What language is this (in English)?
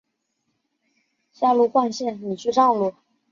Chinese